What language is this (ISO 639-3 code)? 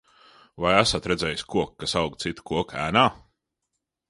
lav